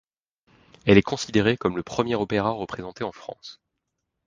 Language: French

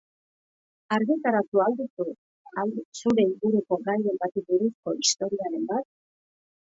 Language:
Basque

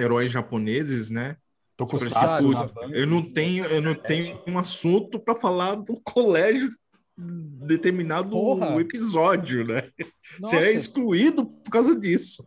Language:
Portuguese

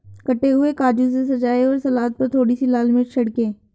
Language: Hindi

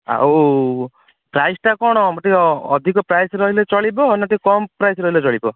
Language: Odia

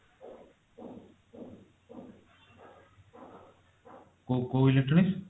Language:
Odia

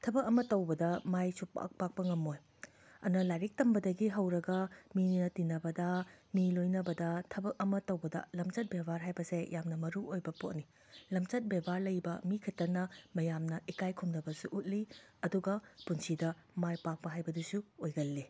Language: Manipuri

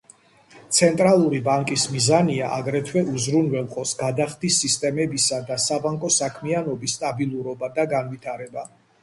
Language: Georgian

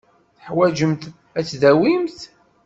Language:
Kabyle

